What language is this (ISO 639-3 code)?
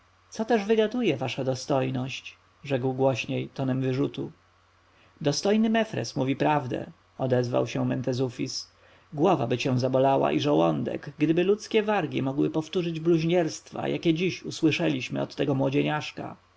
pol